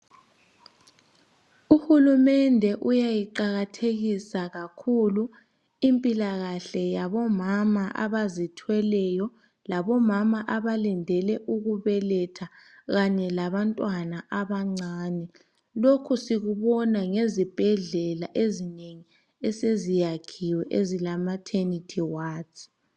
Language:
North Ndebele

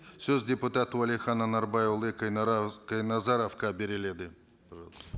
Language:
Kazakh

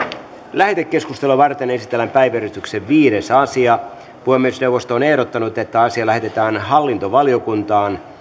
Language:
Finnish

